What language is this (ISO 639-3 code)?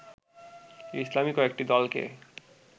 ben